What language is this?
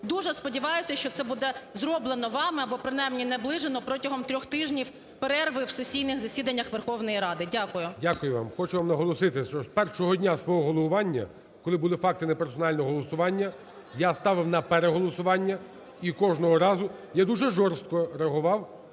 Ukrainian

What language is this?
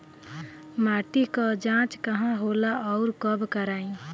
Bhojpuri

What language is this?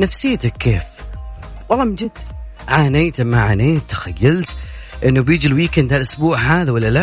Arabic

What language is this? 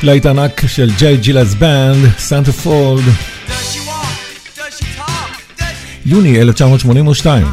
Hebrew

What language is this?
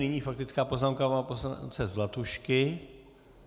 Czech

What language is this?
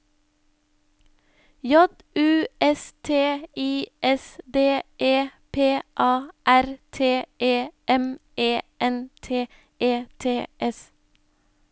Norwegian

